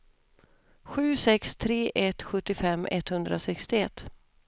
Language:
Swedish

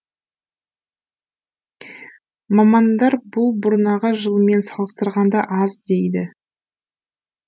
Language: Kazakh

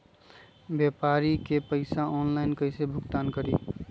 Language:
Magahi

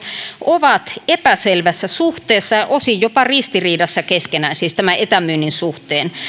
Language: Finnish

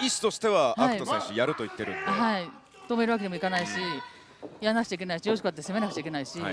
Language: Japanese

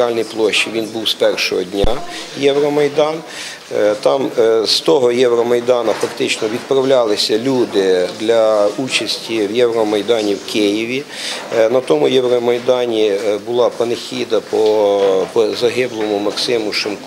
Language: Ukrainian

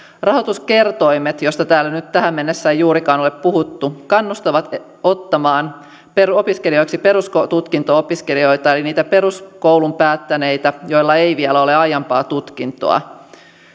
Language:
Finnish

